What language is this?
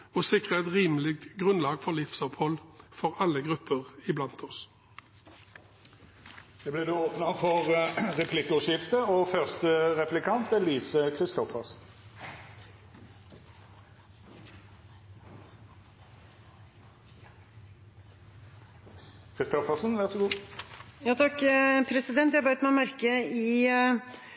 Norwegian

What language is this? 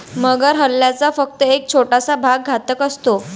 Marathi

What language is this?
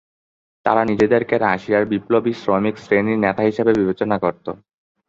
Bangla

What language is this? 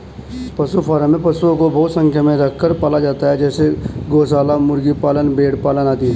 Hindi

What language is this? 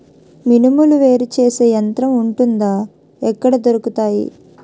Telugu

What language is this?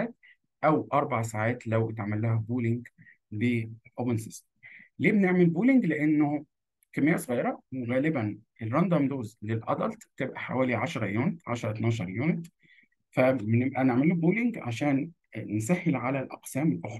Arabic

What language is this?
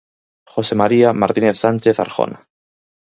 Galician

